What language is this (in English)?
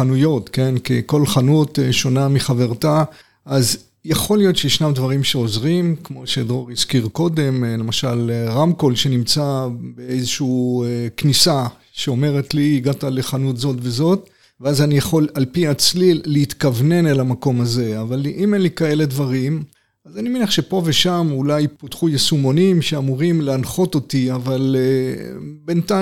Hebrew